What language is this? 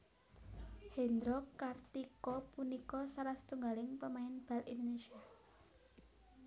Javanese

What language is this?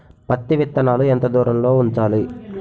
Telugu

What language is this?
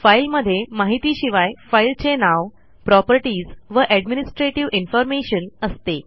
Marathi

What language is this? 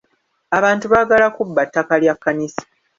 Ganda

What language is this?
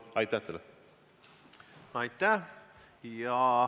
Estonian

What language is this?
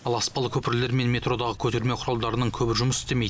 Kazakh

